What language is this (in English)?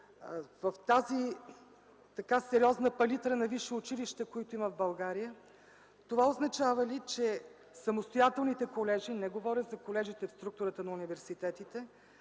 Bulgarian